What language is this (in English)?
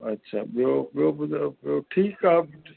Sindhi